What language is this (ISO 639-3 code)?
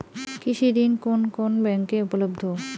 ben